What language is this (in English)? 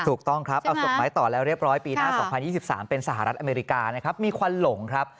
Thai